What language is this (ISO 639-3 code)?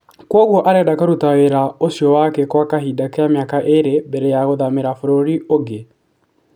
kik